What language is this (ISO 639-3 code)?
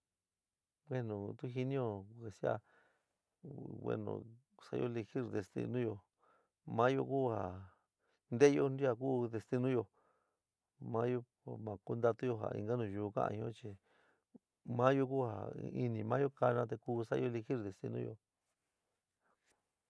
mig